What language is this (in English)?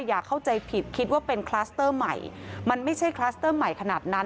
Thai